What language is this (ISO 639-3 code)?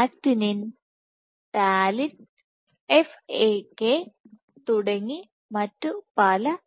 mal